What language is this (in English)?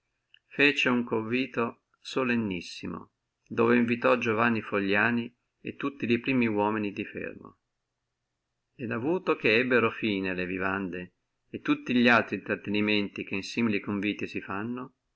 Italian